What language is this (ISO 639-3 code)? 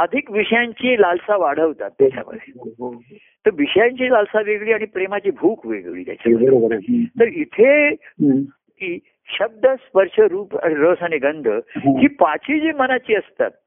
mar